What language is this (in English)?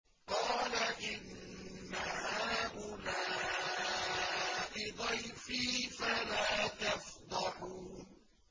Arabic